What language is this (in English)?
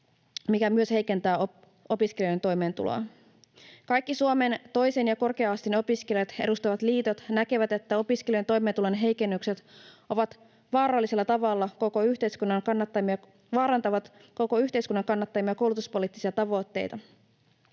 Finnish